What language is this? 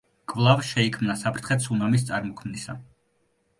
Georgian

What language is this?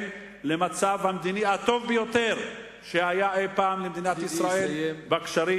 Hebrew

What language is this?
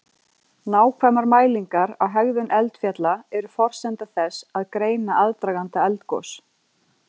Icelandic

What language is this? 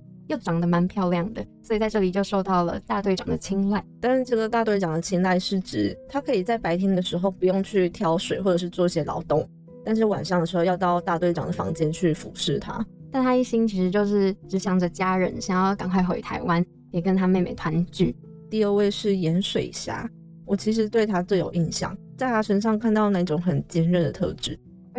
Chinese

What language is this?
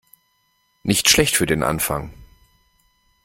German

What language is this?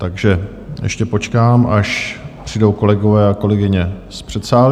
Czech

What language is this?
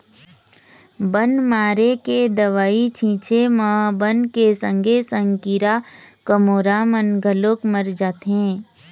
Chhattisgarhi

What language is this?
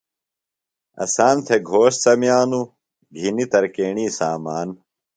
Phalura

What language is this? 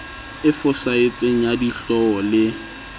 Southern Sotho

